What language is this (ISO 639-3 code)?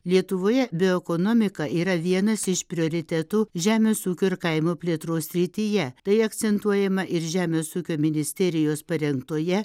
lit